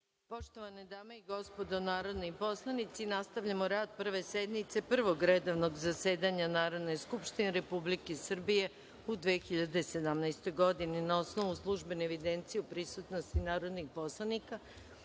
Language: Serbian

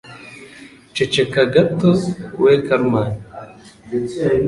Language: Kinyarwanda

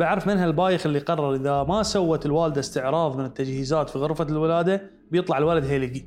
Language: Arabic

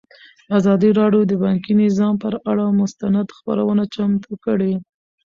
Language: Pashto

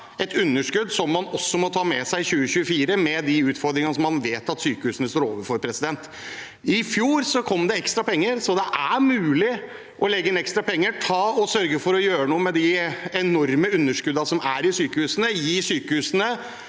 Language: Norwegian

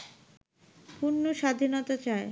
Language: Bangla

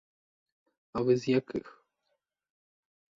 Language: Ukrainian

